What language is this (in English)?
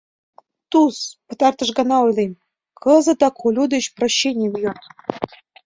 Mari